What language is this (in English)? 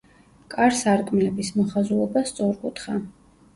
Georgian